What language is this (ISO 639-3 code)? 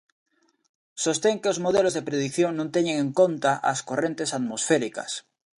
glg